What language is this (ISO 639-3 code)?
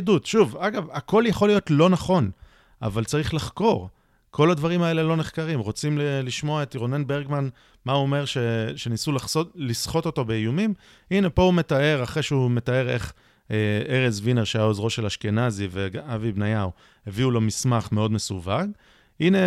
heb